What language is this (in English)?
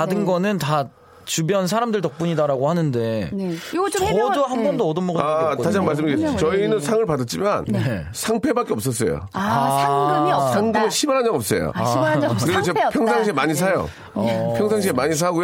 Korean